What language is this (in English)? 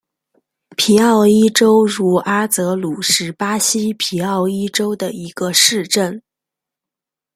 Chinese